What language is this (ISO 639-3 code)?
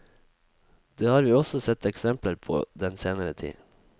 nor